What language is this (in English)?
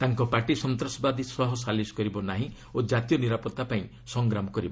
Odia